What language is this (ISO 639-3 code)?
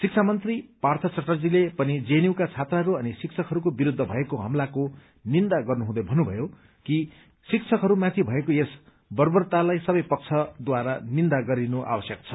nep